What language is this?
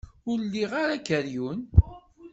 Kabyle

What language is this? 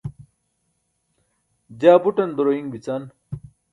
Burushaski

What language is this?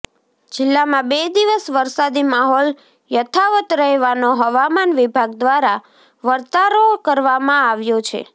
Gujarati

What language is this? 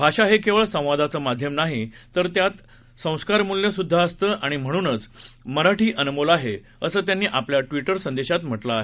Marathi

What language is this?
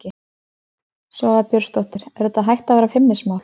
Icelandic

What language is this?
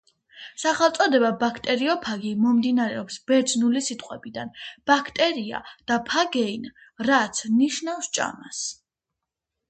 Georgian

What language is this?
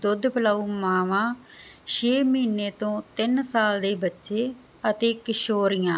Punjabi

